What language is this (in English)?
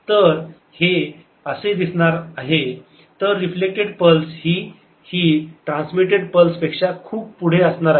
Marathi